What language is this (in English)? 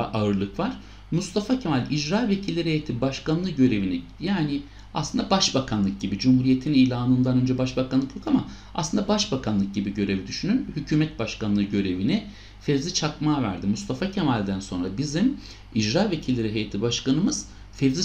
Turkish